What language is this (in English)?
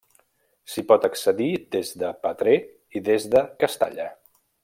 Catalan